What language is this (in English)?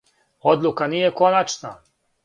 Serbian